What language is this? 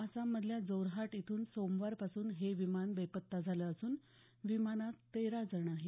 Marathi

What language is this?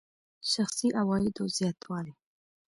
Pashto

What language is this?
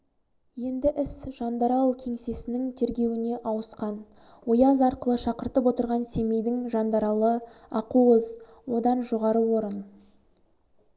Kazakh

